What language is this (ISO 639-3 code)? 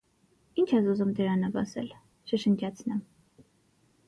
hye